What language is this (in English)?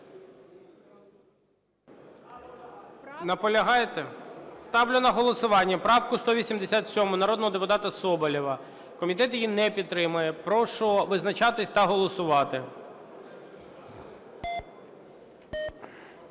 Ukrainian